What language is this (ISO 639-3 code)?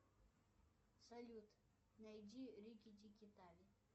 rus